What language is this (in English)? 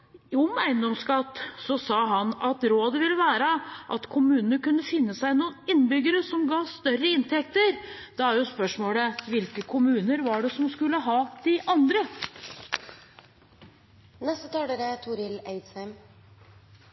Norwegian